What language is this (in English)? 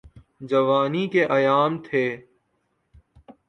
Urdu